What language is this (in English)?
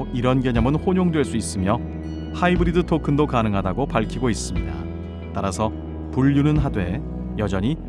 Korean